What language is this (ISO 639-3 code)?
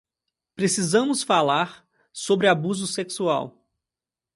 por